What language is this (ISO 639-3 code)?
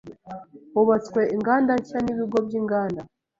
kin